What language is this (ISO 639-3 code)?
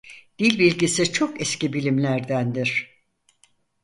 tur